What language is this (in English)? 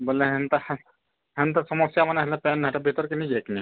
Odia